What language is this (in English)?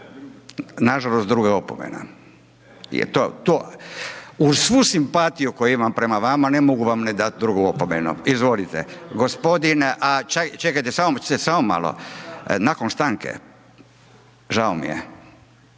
Croatian